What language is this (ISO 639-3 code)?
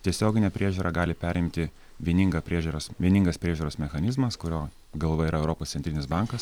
lit